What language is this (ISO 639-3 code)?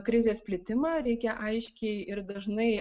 lit